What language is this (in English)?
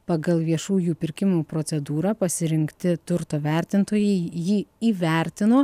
Lithuanian